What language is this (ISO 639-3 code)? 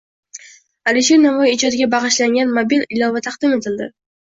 uzb